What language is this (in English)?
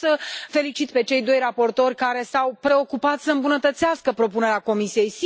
Romanian